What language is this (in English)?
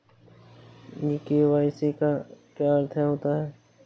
Hindi